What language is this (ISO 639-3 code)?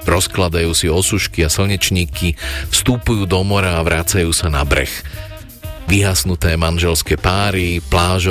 slk